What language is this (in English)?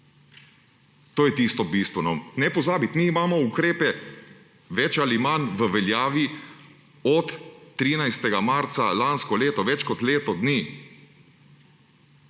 Slovenian